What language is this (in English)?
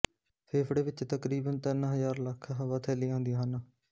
Punjabi